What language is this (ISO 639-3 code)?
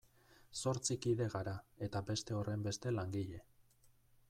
eus